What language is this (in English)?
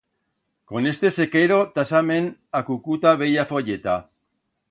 Aragonese